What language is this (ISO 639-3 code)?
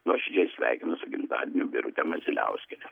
lit